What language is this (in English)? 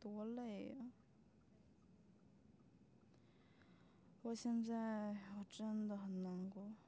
Chinese